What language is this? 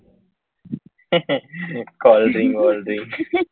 Gujarati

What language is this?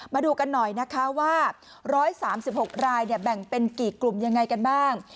Thai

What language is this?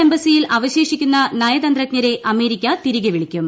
Malayalam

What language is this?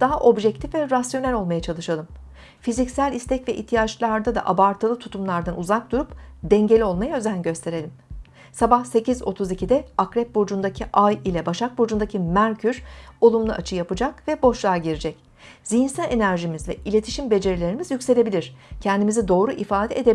Turkish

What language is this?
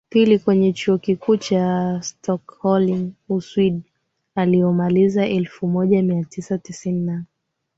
Swahili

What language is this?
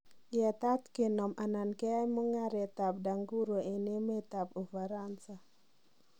Kalenjin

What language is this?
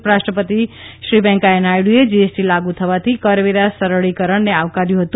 Gujarati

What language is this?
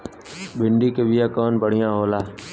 Bhojpuri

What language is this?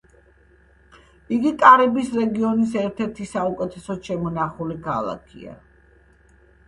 Georgian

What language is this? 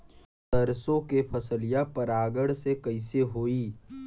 Bhojpuri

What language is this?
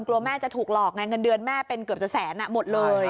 Thai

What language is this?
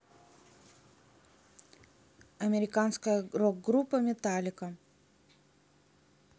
Russian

